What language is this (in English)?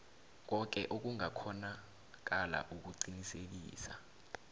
South Ndebele